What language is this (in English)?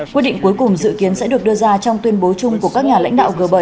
Vietnamese